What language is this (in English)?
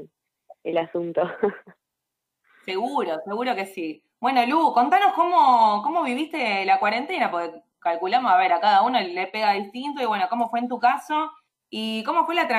Spanish